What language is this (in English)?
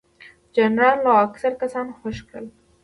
Pashto